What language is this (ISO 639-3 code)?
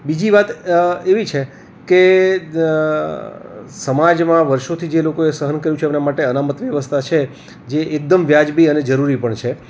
guj